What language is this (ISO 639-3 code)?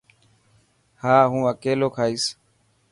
mki